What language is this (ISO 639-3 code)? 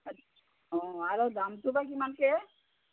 asm